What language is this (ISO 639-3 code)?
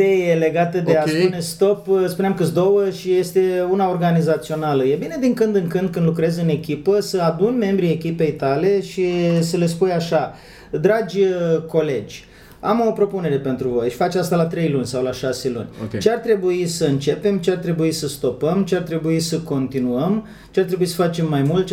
ron